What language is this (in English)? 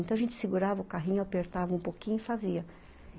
Portuguese